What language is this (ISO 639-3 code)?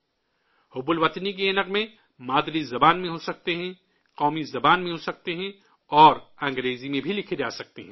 urd